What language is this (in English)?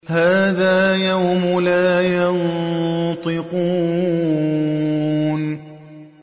Arabic